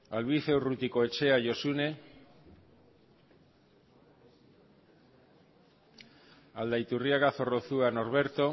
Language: Basque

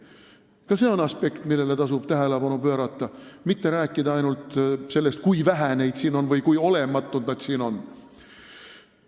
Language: Estonian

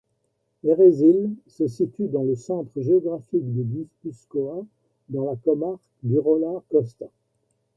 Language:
French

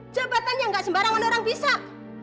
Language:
Indonesian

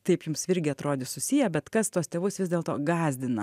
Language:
Lithuanian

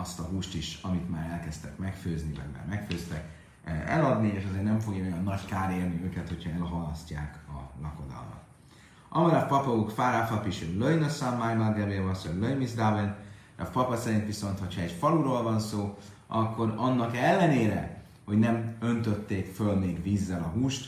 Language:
Hungarian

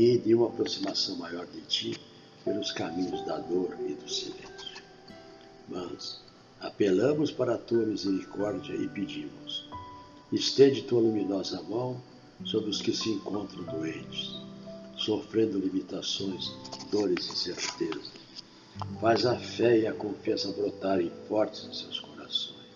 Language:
Portuguese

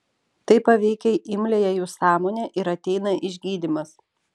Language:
Lithuanian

